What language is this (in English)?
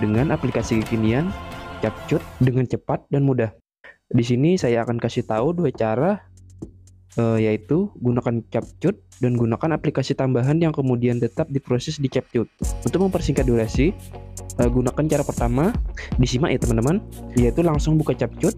Indonesian